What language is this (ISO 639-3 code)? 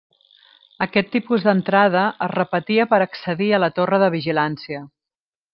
cat